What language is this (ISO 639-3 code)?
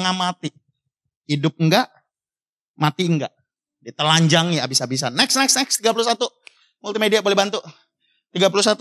ind